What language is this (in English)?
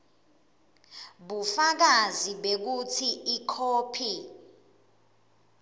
Swati